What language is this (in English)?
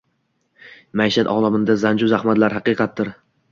Uzbek